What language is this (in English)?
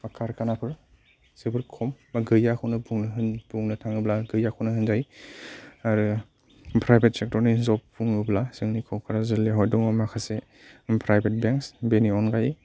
Bodo